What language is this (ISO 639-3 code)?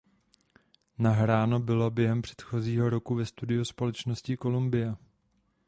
ces